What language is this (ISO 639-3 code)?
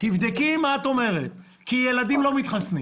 heb